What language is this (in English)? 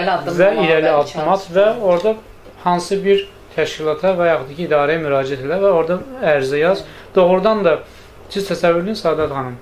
Turkish